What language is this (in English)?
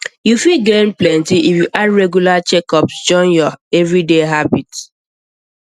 Nigerian Pidgin